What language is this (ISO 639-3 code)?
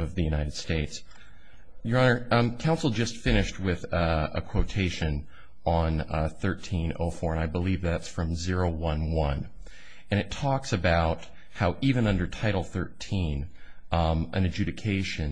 eng